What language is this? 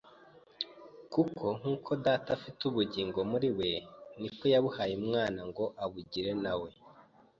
Kinyarwanda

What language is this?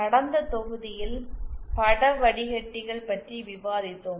Tamil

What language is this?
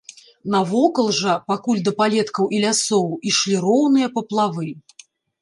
Belarusian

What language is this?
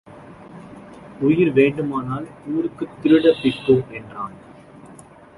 Tamil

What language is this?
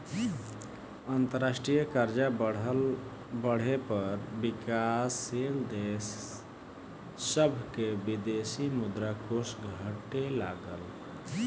Bhojpuri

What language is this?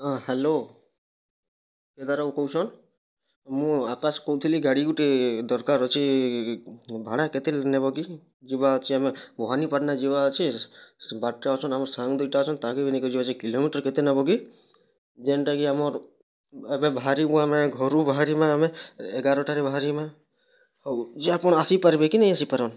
Odia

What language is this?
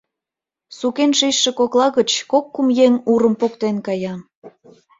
Mari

